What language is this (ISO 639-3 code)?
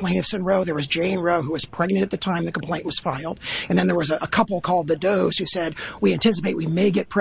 eng